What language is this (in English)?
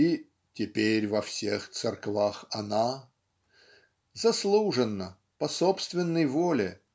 Russian